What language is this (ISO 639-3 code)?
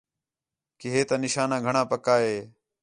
xhe